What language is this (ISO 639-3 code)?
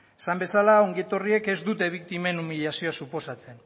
eus